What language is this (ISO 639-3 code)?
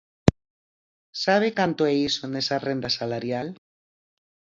glg